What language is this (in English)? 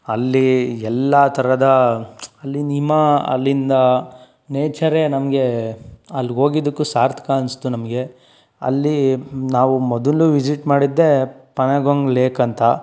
Kannada